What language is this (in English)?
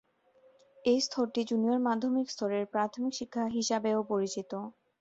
Bangla